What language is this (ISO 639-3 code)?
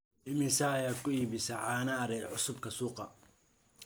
som